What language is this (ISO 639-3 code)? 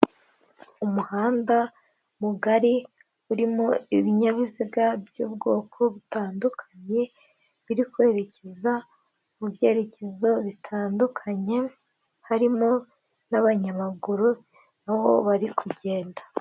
kin